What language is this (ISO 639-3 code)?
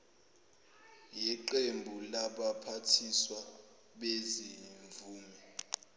zul